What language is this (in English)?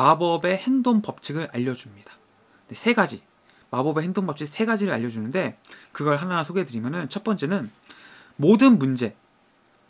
Korean